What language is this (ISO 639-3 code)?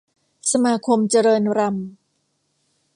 tha